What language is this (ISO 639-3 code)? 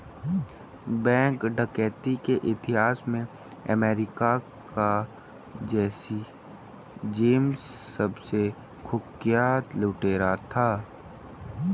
hin